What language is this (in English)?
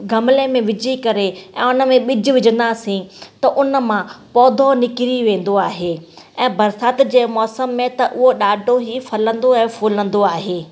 Sindhi